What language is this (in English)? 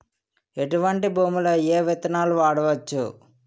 Telugu